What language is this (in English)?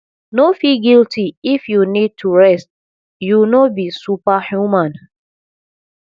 Nigerian Pidgin